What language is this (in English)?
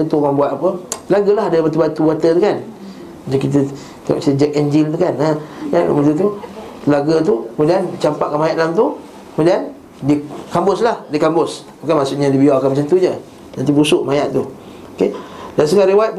Malay